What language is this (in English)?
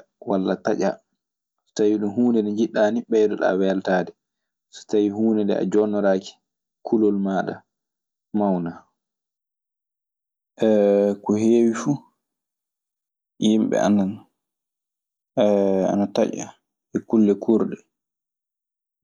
Maasina Fulfulde